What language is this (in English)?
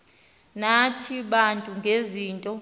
Xhosa